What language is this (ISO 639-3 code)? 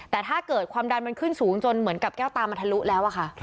tha